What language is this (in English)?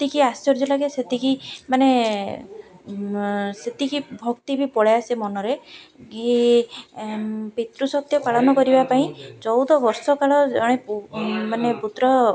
Odia